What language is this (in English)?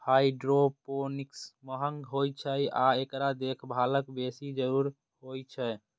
Maithili